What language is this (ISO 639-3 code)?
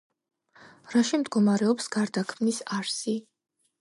kat